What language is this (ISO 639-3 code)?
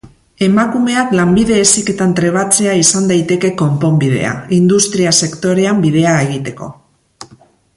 eus